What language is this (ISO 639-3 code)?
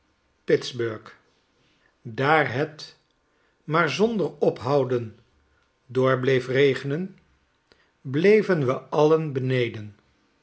nld